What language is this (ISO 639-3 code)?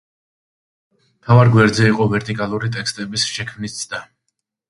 kat